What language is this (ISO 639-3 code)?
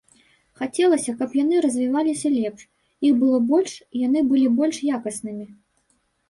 bel